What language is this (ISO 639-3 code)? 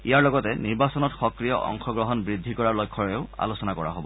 asm